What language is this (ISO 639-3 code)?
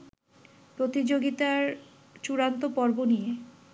ben